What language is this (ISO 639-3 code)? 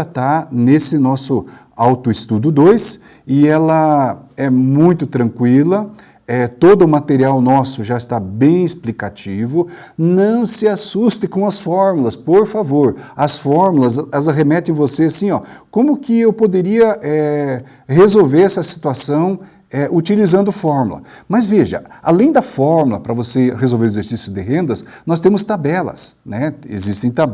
por